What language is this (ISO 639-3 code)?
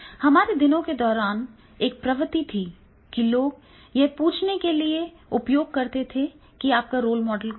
hin